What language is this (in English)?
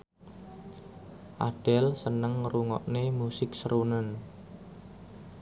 Javanese